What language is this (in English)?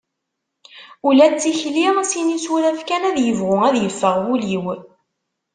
Kabyle